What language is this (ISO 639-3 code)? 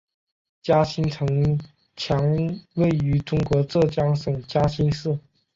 zho